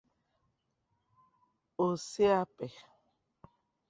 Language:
Igbo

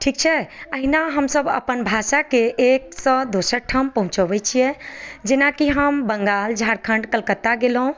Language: Maithili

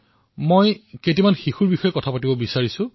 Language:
Assamese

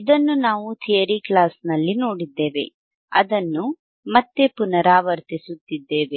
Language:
Kannada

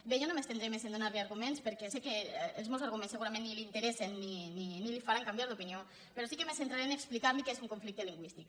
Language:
Catalan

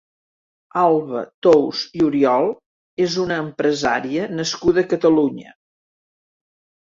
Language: Catalan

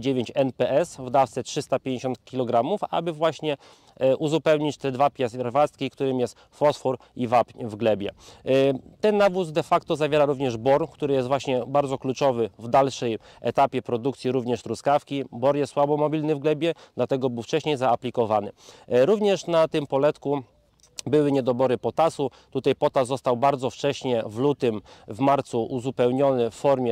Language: Polish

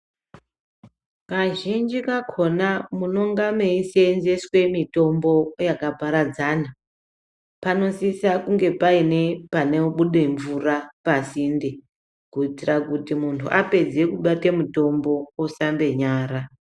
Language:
Ndau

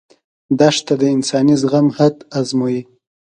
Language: Pashto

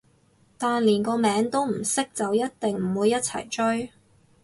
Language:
Cantonese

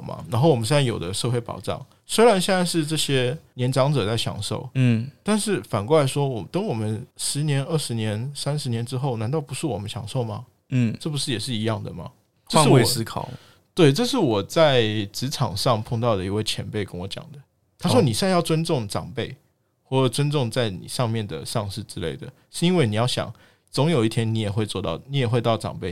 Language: Chinese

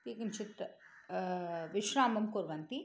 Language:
Sanskrit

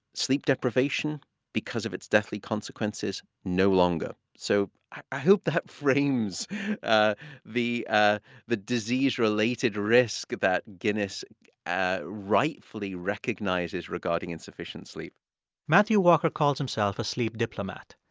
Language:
English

